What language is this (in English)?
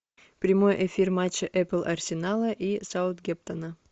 Russian